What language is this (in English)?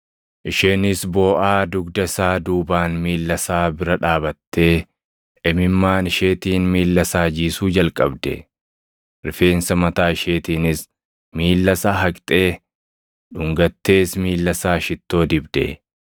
Oromo